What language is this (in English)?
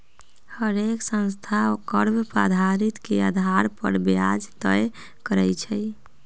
Magahi